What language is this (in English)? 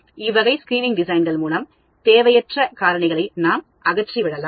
Tamil